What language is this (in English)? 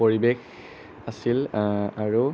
Assamese